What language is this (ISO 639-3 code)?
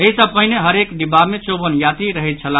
mai